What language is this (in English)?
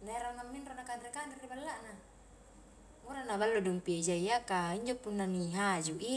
Highland Konjo